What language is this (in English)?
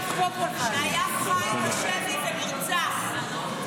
Hebrew